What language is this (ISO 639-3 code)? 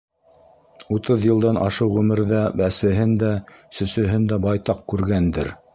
bak